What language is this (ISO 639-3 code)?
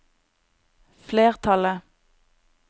nor